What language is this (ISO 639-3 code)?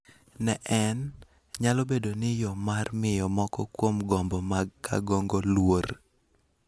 luo